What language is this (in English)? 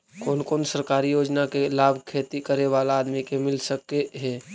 Magahi